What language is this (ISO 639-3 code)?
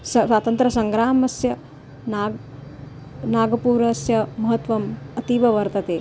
san